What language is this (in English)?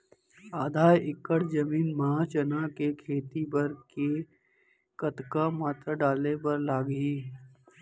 Chhattisgarhi